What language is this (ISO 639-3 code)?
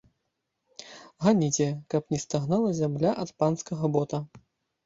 bel